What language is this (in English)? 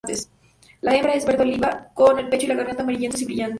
Spanish